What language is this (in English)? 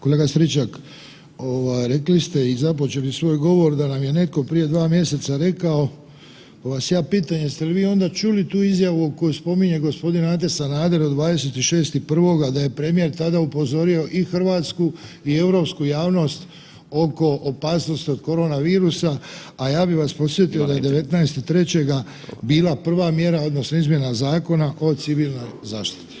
Croatian